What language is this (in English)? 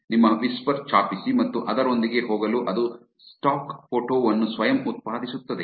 Kannada